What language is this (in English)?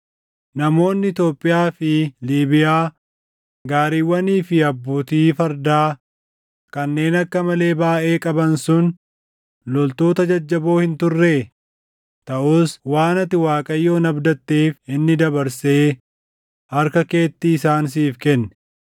Oromo